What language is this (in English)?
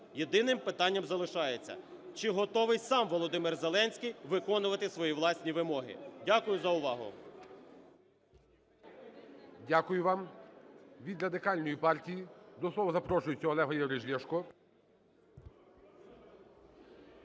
Ukrainian